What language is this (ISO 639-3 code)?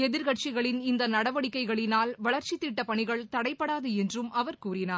tam